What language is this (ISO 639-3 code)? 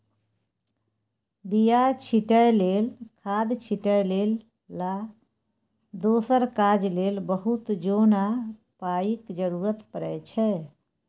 mai